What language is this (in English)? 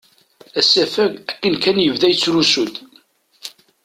Kabyle